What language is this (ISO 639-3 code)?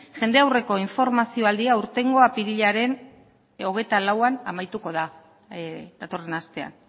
eus